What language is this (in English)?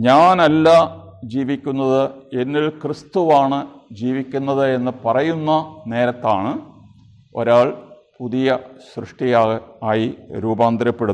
Malayalam